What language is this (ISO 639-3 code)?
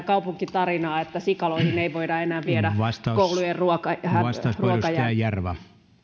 fin